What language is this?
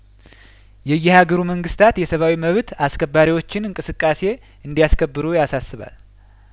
Amharic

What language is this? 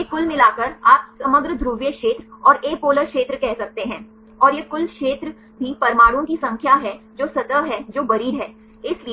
Hindi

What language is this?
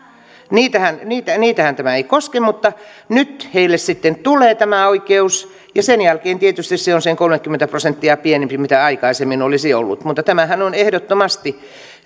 Finnish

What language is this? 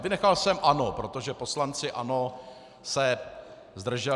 Czech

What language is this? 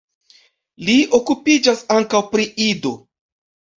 Esperanto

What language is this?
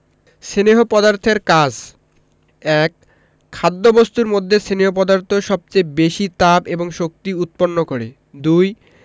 Bangla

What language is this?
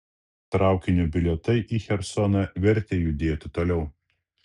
Lithuanian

